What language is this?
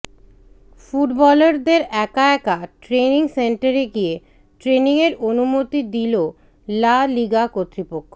Bangla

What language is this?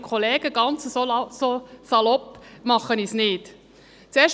Swiss German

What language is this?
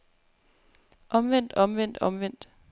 Danish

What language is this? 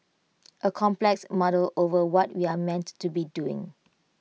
English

